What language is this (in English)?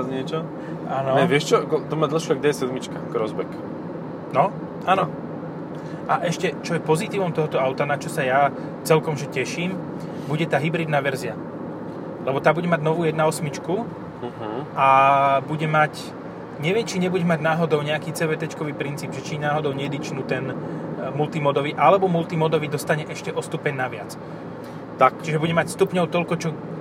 Slovak